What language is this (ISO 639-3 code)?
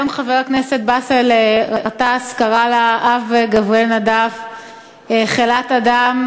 heb